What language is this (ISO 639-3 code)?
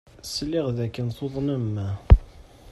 kab